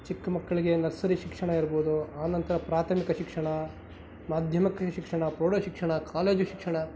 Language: Kannada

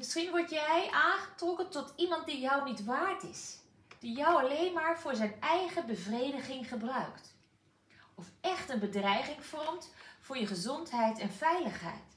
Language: Dutch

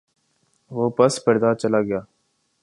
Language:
Urdu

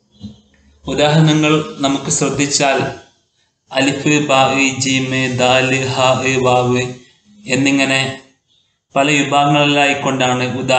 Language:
Turkish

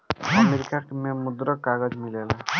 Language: Bhojpuri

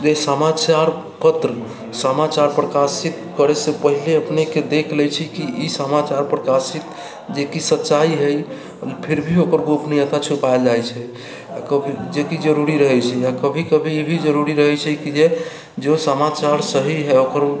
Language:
Maithili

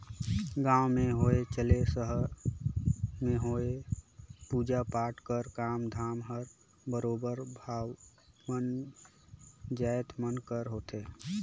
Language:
Chhattisgarhi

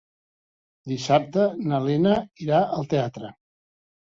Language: Catalan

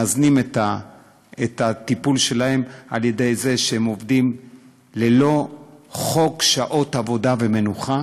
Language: Hebrew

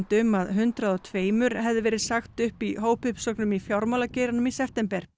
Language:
Icelandic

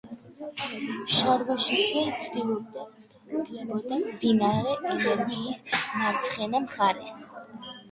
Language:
Georgian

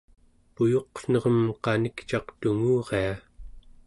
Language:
Central Yupik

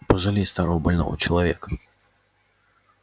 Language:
Russian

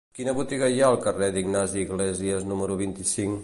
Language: Catalan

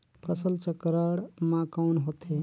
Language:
Chhattisgarhi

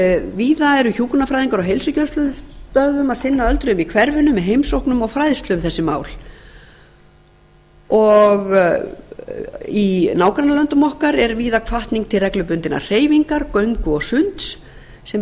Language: Icelandic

